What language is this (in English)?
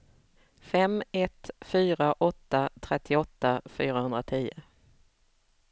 Swedish